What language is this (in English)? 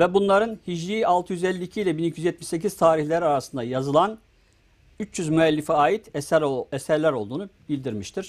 Turkish